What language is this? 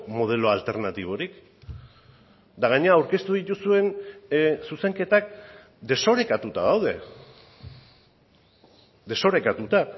Basque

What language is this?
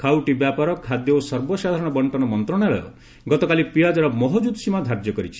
Odia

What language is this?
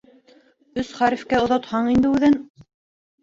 Bashkir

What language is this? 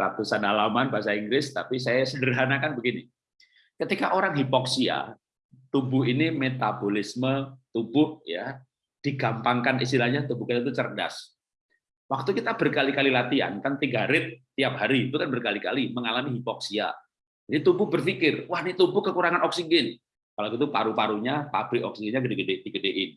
Indonesian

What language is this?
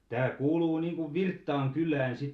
Finnish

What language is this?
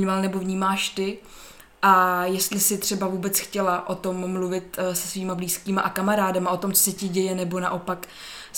Czech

